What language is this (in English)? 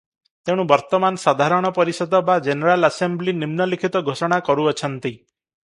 Odia